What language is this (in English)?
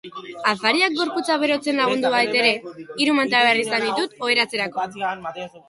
Basque